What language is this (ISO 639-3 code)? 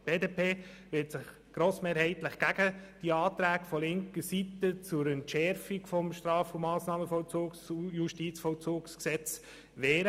gsw